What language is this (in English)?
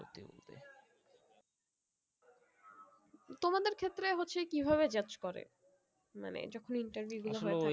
Bangla